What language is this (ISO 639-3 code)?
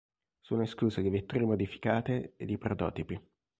ita